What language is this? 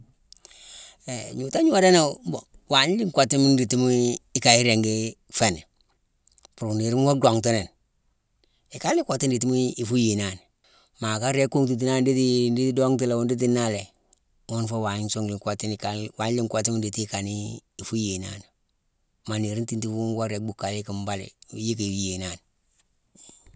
Mansoanka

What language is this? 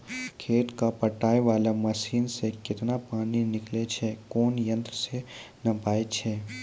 Maithili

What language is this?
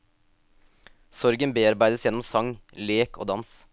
Norwegian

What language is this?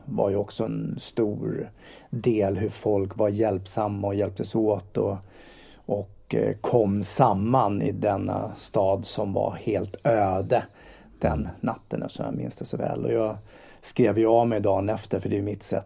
Swedish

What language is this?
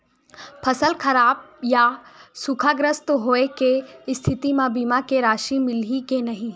Chhattisgarhi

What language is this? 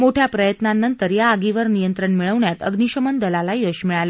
Marathi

